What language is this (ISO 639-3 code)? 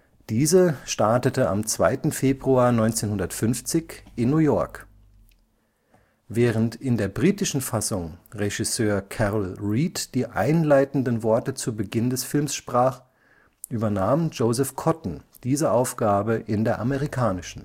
deu